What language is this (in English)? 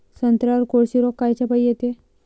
Marathi